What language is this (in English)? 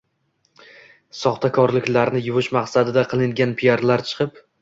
Uzbek